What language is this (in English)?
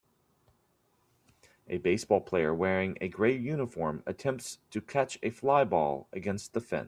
English